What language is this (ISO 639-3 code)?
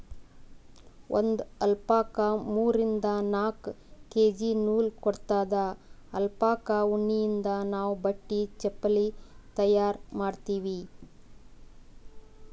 kan